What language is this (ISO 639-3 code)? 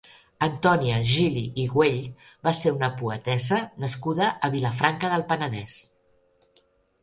cat